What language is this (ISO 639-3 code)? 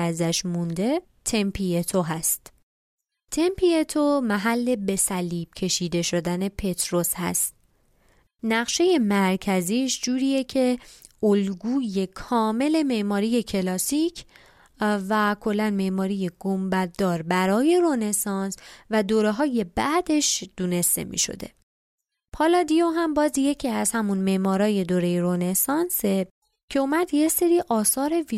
fas